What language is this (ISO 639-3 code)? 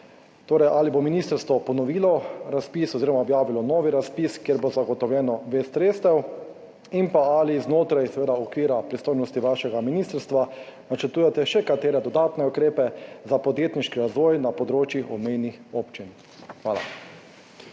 slv